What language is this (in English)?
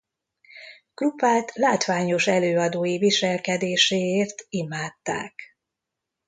Hungarian